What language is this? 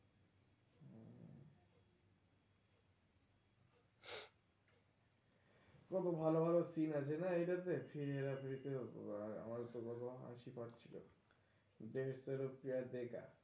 Bangla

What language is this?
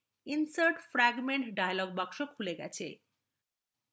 Bangla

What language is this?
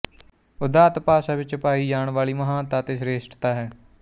Punjabi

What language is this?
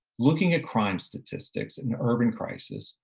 English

